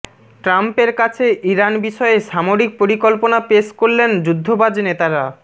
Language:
Bangla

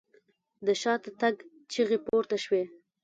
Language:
Pashto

